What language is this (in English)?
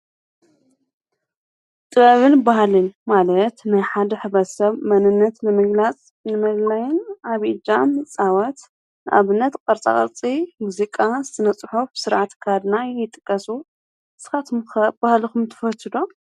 Tigrinya